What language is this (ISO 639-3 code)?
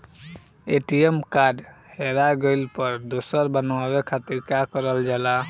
bho